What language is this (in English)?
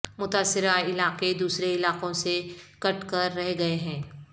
Urdu